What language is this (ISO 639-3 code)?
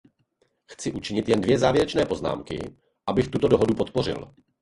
ces